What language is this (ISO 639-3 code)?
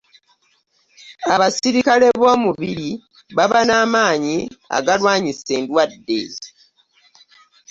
lug